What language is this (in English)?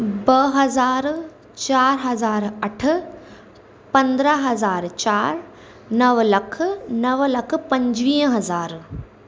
Sindhi